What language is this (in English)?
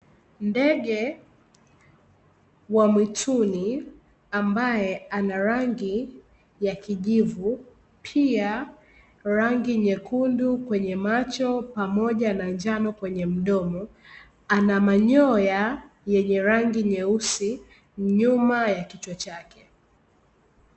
Swahili